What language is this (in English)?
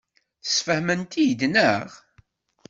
Kabyle